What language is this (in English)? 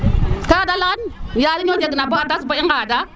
Serer